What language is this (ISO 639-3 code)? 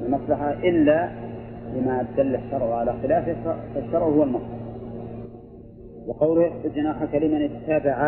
ara